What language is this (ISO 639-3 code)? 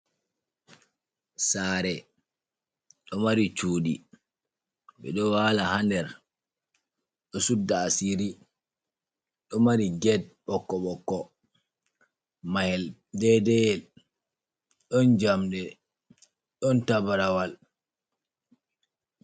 ful